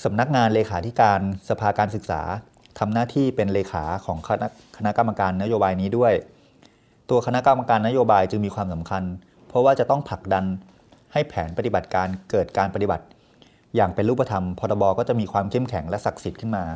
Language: Thai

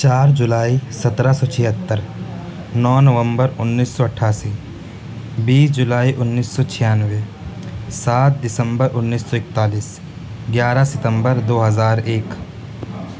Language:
Urdu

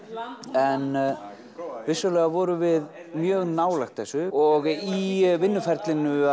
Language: Icelandic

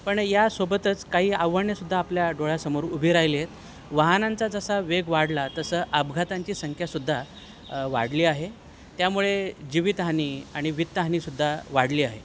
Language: Marathi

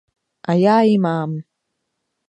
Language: Czech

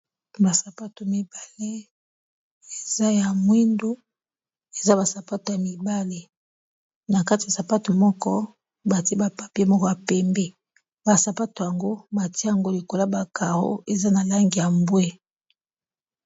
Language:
Lingala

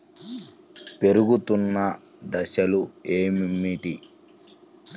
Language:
Telugu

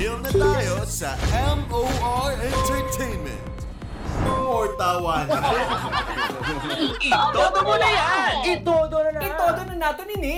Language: Filipino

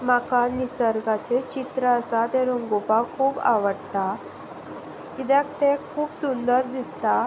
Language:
Konkani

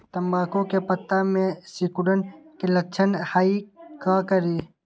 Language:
Magahi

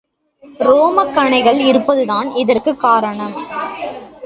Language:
Tamil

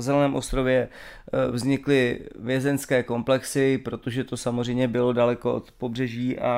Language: Czech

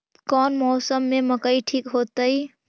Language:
Magahi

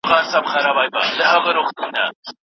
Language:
Pashto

